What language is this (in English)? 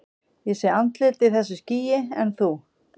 Icelandic